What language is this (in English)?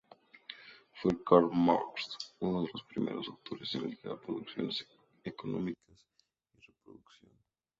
Spanish